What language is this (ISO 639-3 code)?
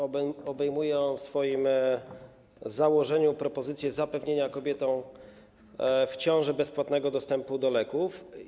pol